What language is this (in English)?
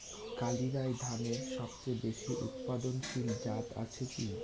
Bangla